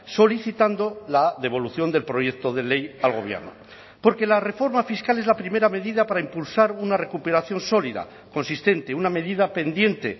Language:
Spanish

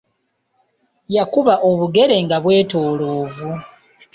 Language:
Ganda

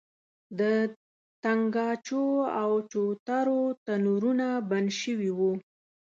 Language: Pashto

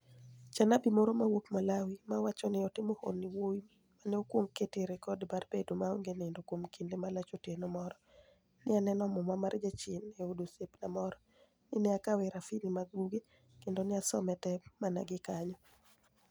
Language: Luo (Kenya and Tanzania)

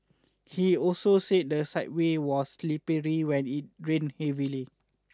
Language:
English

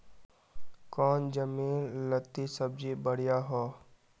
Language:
Magahi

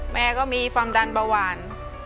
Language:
Thai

